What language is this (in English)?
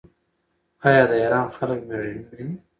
Pashto